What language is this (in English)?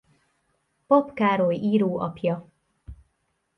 Hungarian